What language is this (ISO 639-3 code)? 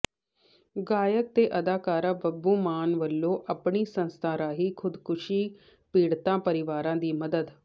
pan